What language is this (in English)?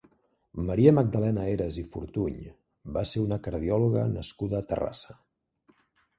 Catalan